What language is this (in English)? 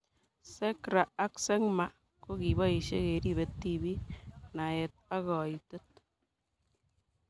Kalenjin